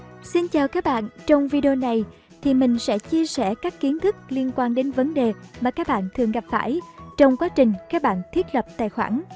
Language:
Vietnamese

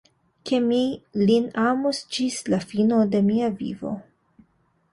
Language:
Esperanto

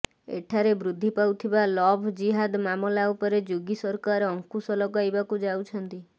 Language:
Odia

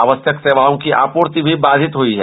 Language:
Hindi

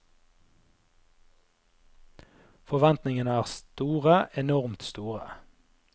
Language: Norwegian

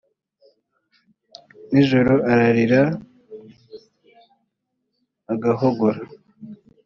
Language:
Kinyarwanda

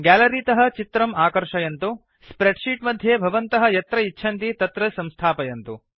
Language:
Sanskrit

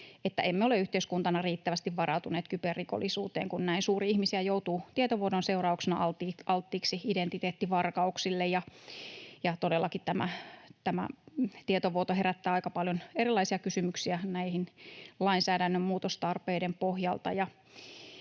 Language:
Finnish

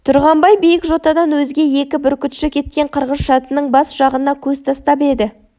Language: Kazakh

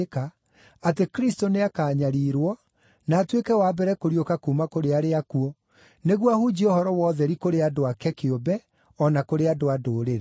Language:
Kikuyu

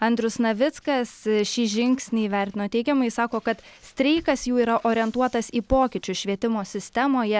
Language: Lithuanian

